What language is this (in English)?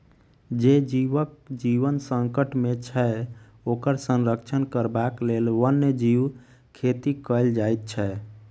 Maithili